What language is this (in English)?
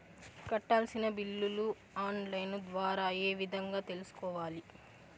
Telugu